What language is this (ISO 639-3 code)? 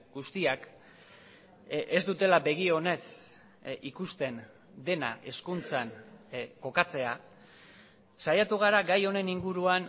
eus